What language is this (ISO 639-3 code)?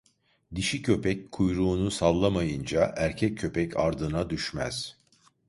tur